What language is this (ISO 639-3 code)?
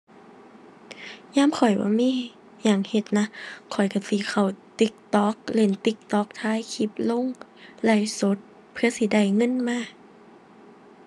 tha